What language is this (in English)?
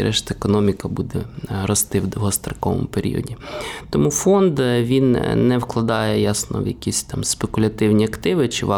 Ukrainian